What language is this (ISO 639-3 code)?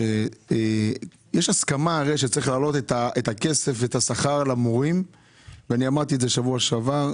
heb